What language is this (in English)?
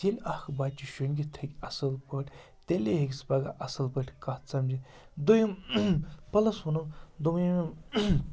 Kashmiri